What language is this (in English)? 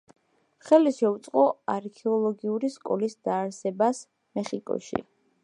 Georgian